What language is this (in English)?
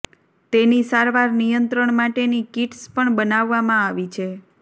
Gujarati